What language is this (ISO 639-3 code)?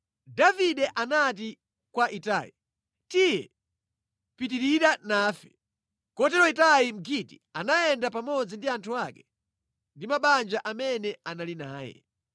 nya